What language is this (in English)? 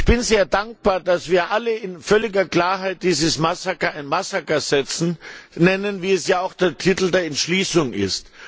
German